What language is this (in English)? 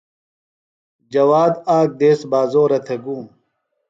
Phalura